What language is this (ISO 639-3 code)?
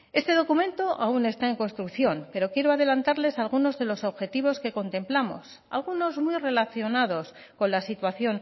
spa